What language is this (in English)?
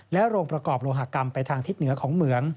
Thai